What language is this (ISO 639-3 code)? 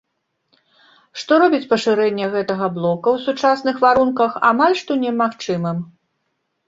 bel